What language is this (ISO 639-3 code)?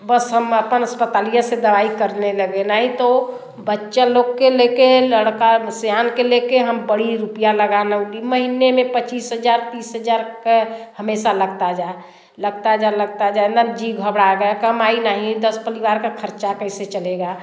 hin